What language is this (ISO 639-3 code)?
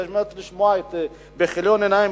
heb